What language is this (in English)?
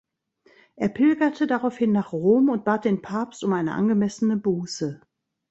German